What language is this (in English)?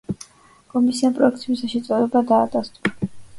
Georgian